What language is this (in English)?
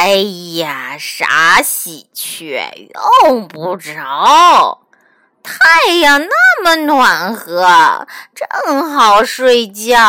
Chinese